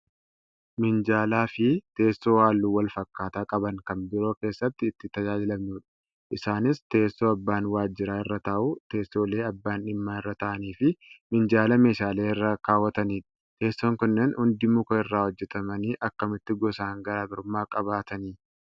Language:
Oromo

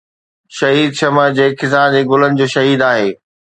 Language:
Sindhi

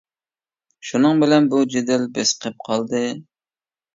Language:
Uyghur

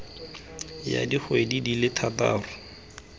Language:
Tswana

